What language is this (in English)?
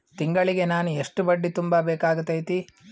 Kannada